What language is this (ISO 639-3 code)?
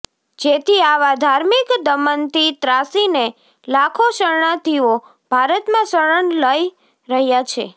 guj